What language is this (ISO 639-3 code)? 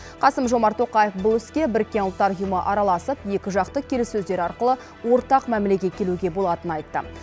kaz